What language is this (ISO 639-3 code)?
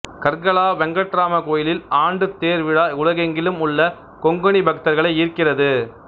tam